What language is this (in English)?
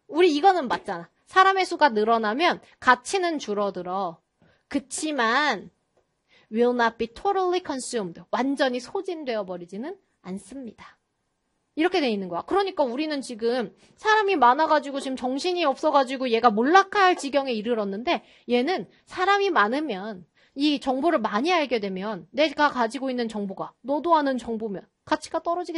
Korean